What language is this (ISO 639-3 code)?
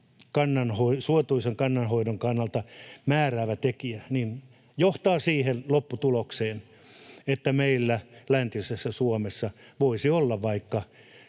fin